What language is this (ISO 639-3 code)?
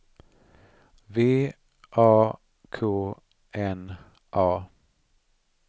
swe